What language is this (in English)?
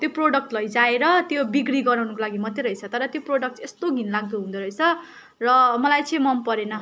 Nepali